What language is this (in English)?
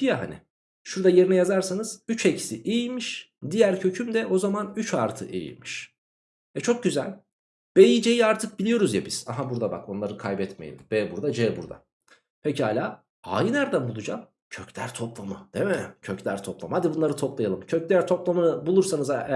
Turkish